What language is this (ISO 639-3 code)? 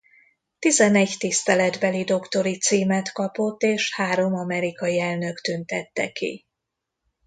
hun